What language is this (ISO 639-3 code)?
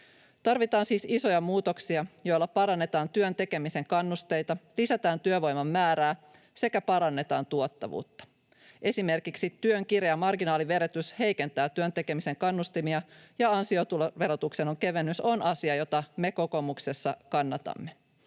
fin